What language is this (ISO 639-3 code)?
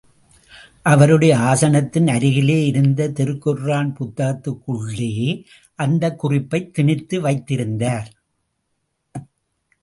tam